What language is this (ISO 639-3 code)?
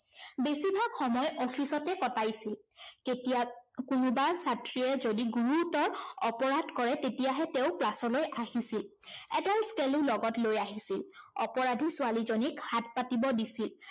asm